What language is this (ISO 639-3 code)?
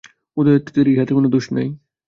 ben